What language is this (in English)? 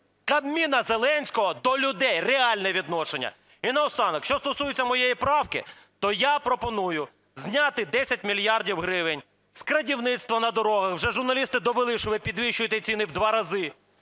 Ukrainian